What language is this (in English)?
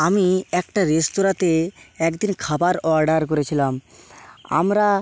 Bangla